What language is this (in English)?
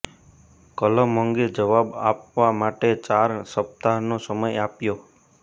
Gujarati